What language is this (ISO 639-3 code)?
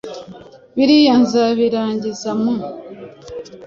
kin